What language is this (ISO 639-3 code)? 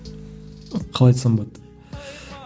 kaz